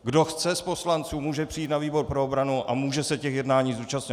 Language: Czech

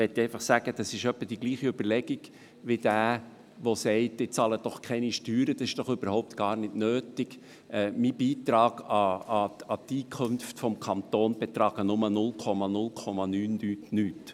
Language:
Swiss German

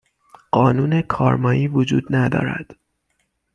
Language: Persian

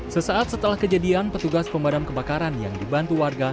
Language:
Indonesian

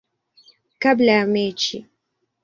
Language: Swahili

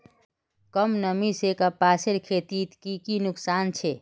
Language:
Magahi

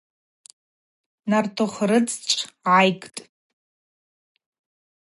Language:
Abaza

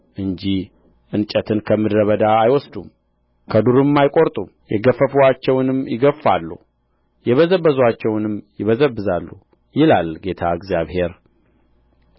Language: Amharic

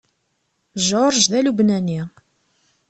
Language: Kabyle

